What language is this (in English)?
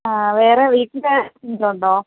Malayalam